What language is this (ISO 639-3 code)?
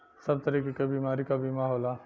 bho